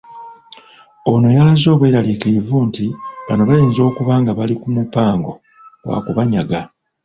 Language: Ganda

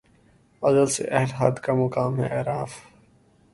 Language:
Urdu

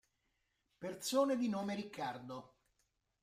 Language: Italian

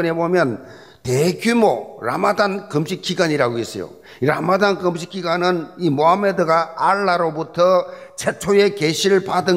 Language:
Korean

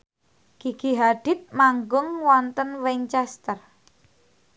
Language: Javanese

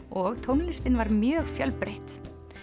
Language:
Icelandic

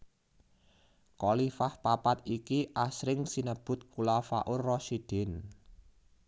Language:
Javanese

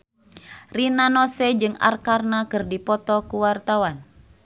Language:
Sundanese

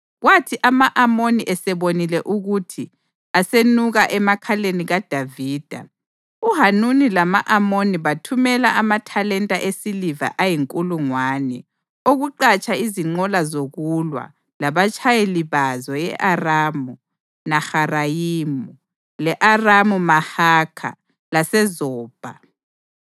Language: North Ndebele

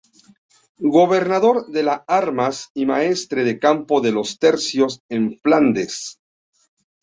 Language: Spanish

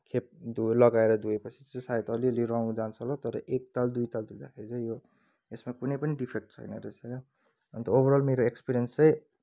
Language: Nepali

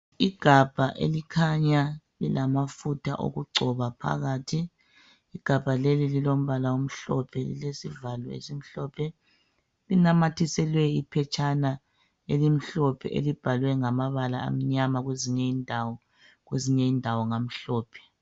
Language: North Ndebele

